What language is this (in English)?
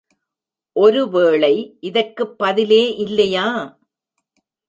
Tamil